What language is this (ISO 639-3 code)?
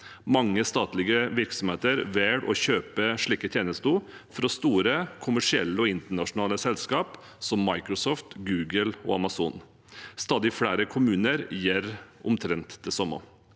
nor